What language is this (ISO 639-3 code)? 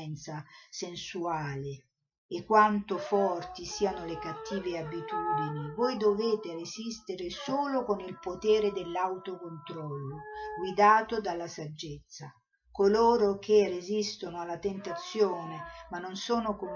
ita